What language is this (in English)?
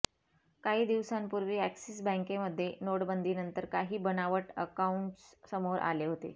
Marathi